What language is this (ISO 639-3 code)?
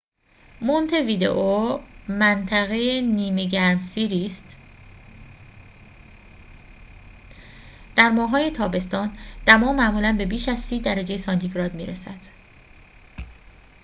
fas